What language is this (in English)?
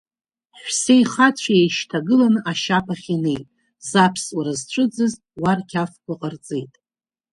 Abkhazian